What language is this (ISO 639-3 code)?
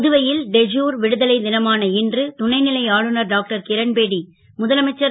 tam